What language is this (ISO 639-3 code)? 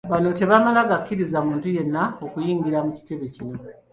lug